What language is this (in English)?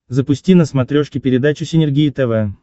Russian